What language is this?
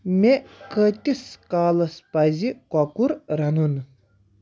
Kashmiri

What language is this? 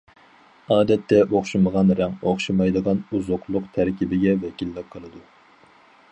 Uyghur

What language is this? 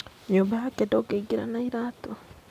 Kikuyu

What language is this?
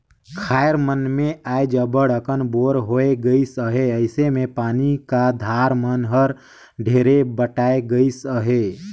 Chhattisgarhi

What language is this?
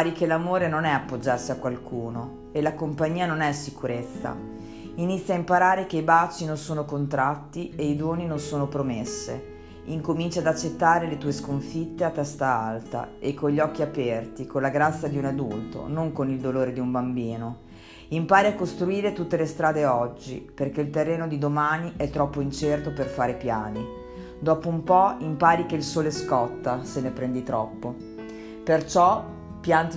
Italian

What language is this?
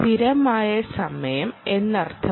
Malayalam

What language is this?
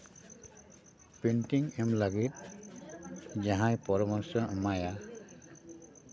Santali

